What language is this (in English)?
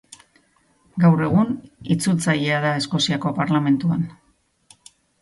Basque